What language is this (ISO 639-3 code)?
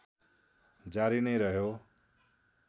nep